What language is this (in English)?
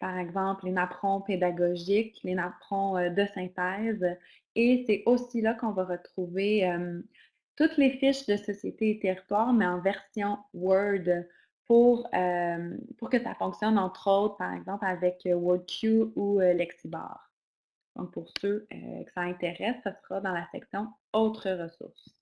French